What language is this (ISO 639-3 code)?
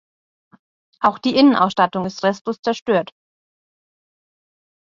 deu